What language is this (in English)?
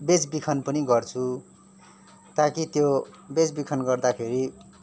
Nepali